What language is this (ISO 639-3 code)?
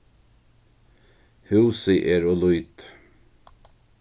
fao